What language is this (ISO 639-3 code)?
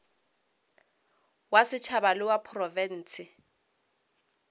nso